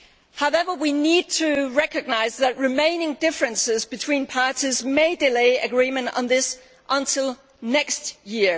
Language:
English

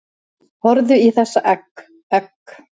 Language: Icelandic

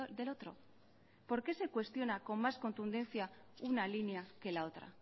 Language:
Spanish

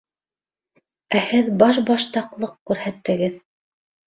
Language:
Bashkir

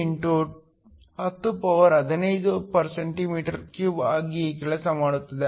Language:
Kannada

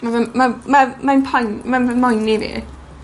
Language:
Welsh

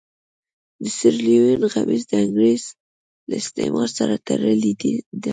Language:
Pashto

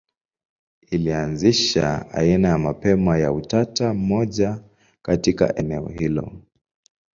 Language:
Swahili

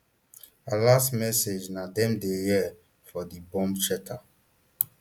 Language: Nigerian Pidgin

